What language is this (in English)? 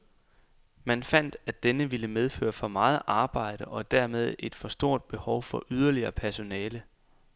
Danish